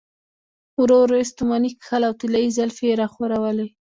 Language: Pashto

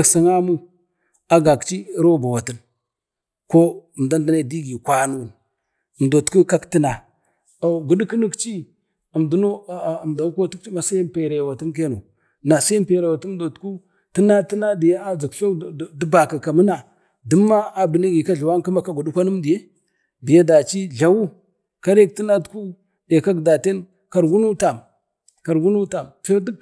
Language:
Bade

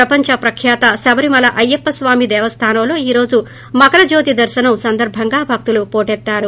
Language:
Telugu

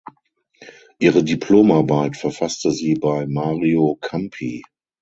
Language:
German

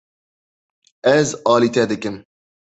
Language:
Kurdish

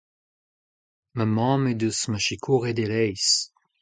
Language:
Breton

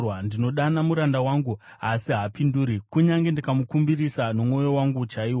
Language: Shona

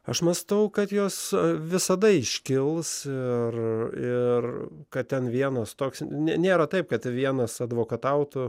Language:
Lithuanian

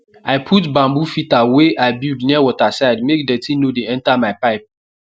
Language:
Nigerian Pidgin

